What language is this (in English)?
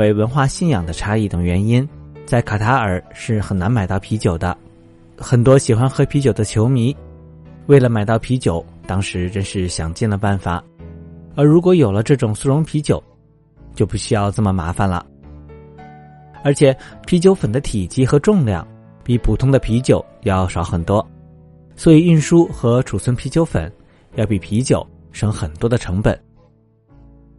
Chinese